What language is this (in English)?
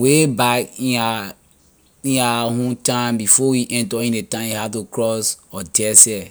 Liberian English